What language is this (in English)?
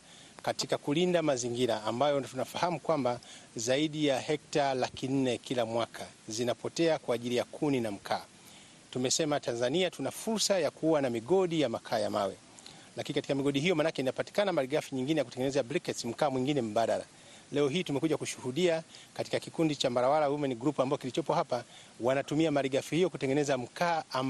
Swahili